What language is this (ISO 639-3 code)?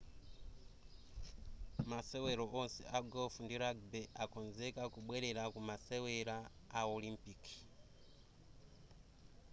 nya